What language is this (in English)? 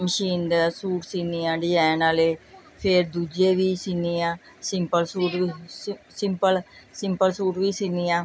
Punjabi